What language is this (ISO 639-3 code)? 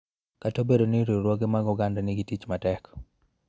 luo